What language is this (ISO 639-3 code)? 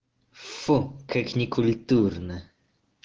rus